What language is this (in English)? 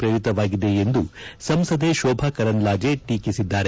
Kannada